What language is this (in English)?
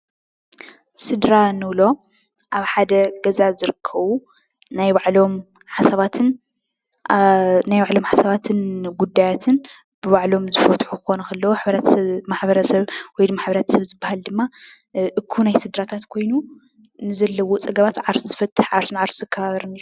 Tigrinya